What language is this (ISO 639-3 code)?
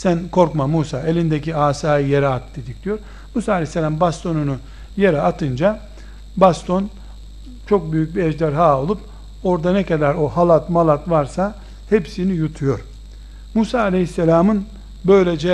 tur